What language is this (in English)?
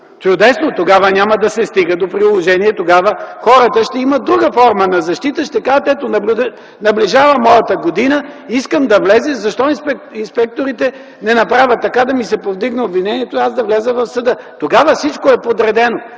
Bulgarian